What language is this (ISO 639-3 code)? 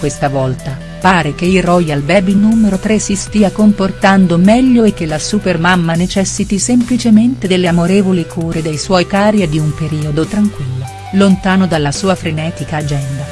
ita